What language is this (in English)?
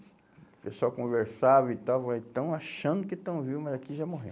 Portuguese